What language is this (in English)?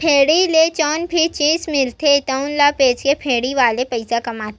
Chhattisgarhi